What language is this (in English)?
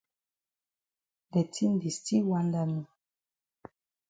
Cameroon Pidgin